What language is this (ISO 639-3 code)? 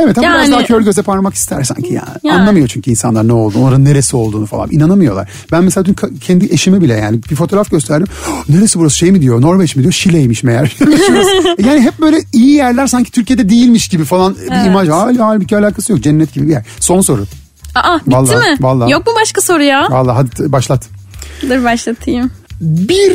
tur